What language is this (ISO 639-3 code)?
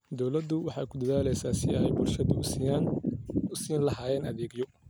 som